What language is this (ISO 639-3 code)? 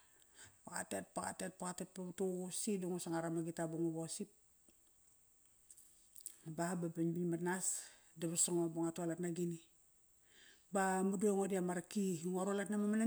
ckr